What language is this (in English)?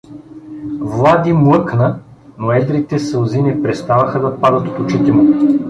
Bulgarian